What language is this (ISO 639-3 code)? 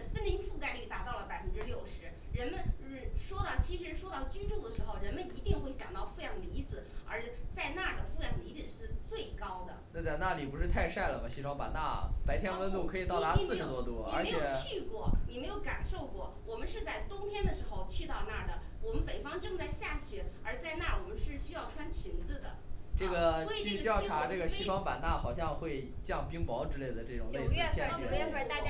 zho